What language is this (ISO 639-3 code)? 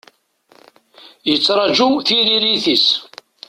kab